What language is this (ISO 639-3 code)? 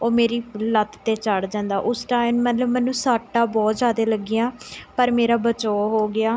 pan